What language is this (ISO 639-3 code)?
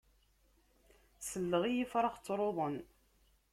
kab